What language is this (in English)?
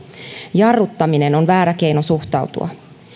Finnish